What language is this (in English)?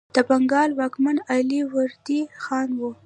Pashto